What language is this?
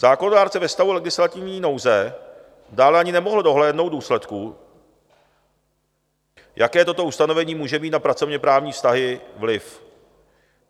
Czech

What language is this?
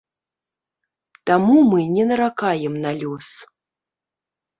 Belarusian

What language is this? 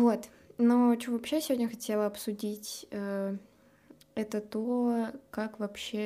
Russian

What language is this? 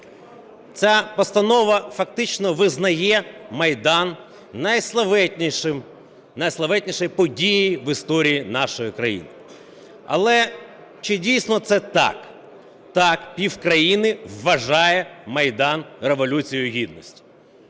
Ukrainian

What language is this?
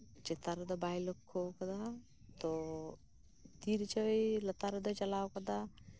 Santali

